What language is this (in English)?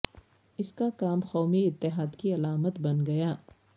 Urdu